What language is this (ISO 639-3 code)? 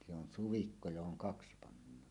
fin